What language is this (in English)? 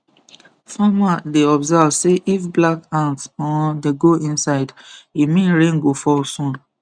Nigerian Pidgin